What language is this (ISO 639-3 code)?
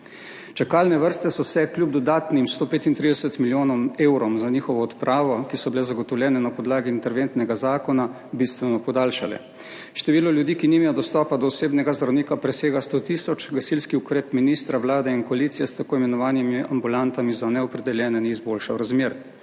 slv